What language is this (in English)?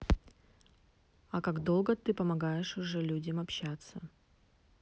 Russian